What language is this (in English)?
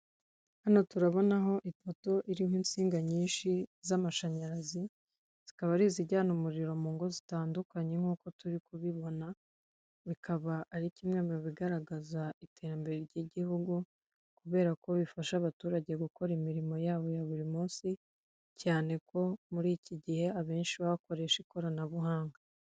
Kinyarwanda